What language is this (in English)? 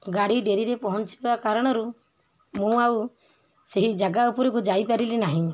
Odia